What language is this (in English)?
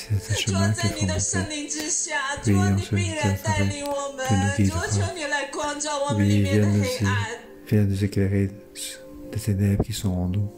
French